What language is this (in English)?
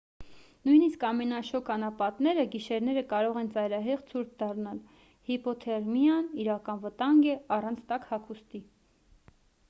Armenian